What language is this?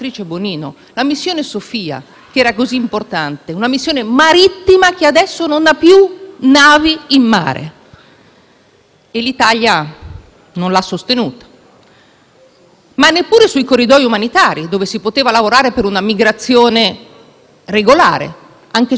Italian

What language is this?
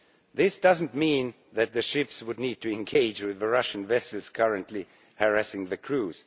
English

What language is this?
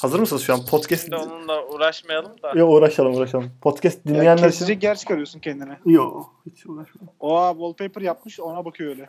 Turkish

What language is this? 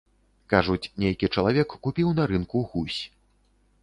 Belarusian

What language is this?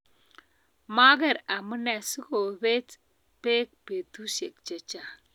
Kalenjin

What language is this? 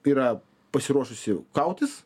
Lithuanian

